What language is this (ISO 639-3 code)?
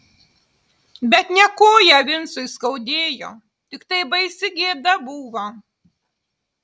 lit